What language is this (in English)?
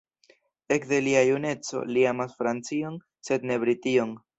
Esperanto